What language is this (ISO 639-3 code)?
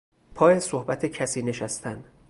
fas